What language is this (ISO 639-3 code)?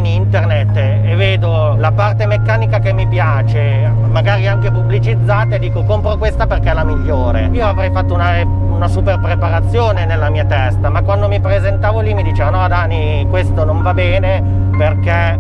ita